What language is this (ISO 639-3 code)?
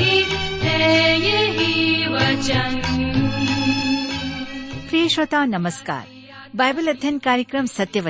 hin